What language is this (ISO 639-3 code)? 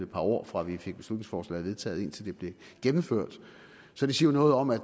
dan